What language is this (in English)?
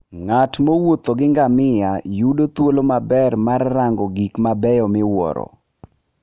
Luo (Kenya and Tanzania)